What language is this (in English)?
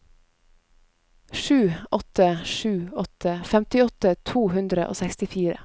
Norwegian